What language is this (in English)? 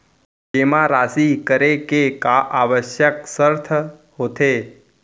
Chhattisgarhi